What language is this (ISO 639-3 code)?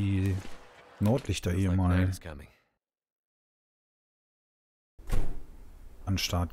deu